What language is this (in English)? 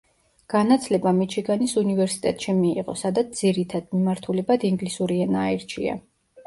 Georgian